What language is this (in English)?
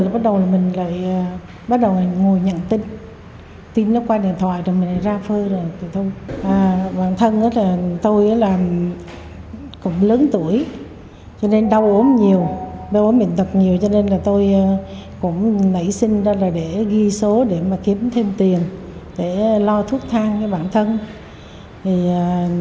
Vietnamese